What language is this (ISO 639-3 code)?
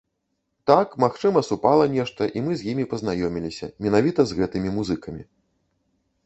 bel